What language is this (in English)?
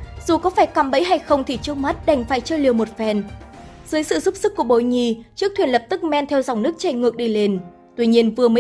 Vietnamese